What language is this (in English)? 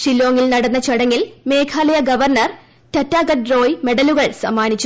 Malayalam